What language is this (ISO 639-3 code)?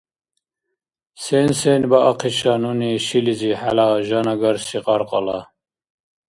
dar